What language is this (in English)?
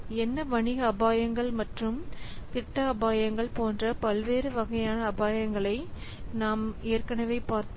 Tamil